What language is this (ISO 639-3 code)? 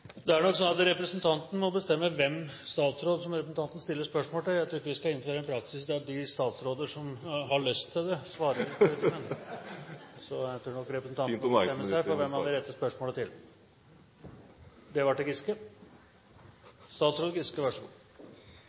nor